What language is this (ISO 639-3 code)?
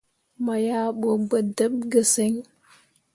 mua